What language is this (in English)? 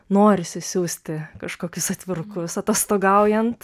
Lithuanian